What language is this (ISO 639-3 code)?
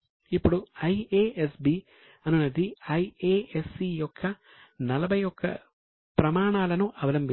tel